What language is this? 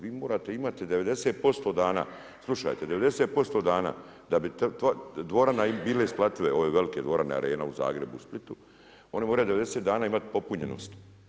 Croatian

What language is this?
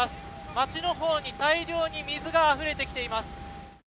Japanese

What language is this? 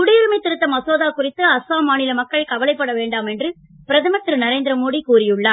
Tamil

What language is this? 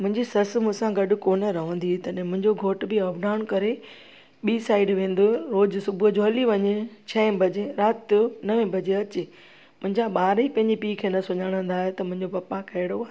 Sindhi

